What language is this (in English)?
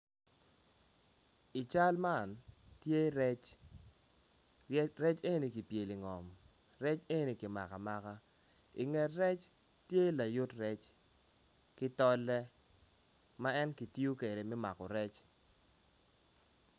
Acoli